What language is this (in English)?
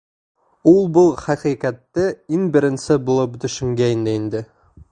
Bashkir